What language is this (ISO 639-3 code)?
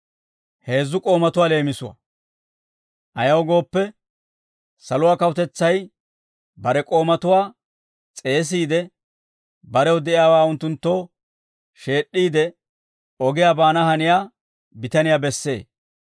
dwr